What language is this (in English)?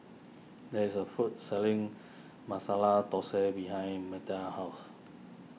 English